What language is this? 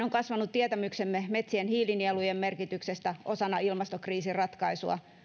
Finnish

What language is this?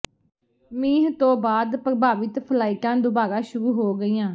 Punjabi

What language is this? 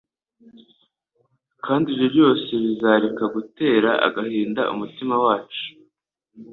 Kinyarwanda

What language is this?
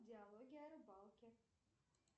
Russian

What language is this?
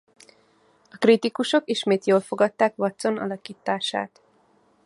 Hungarian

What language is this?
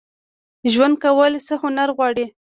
Pashto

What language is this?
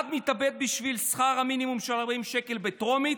Hebrew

